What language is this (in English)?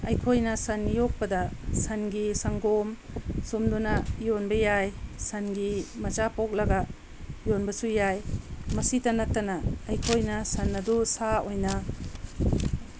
Manipuri